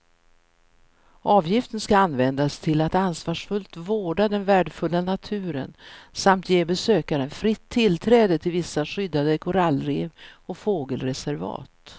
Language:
Swedish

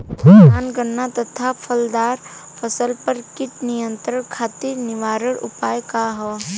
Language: Bhojpuri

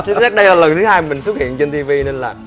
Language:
Vietnamese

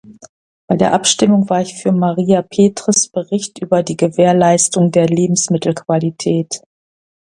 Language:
German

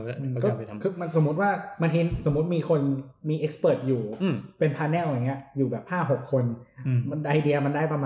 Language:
Thai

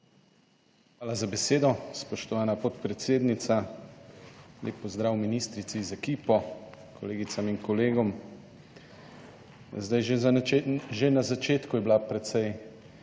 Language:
Slovenian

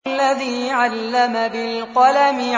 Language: Arabic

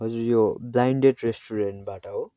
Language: Nepali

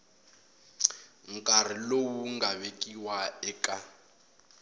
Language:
Tsonga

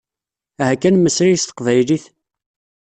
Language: Kabyle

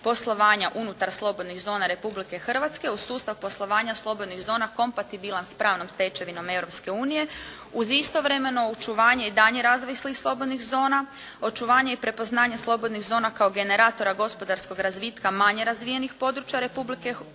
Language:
Croatian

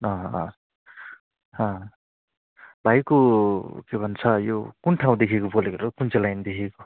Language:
Nepali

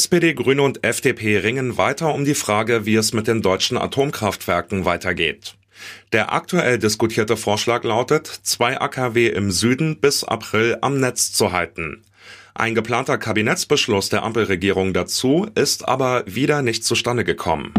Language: German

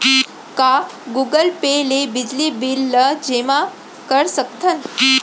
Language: Chhattisgarhi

